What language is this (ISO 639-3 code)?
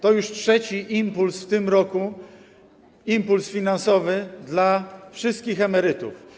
pol